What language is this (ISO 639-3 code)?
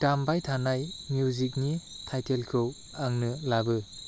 brx